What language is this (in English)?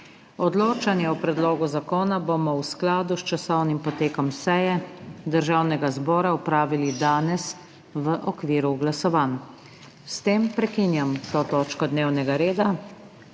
Slovenian